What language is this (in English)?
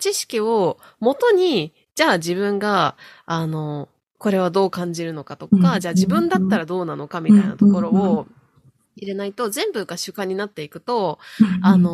Japanese